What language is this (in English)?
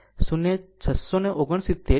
Gujarati